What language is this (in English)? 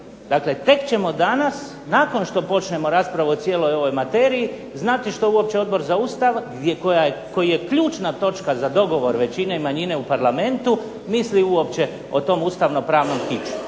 Croatian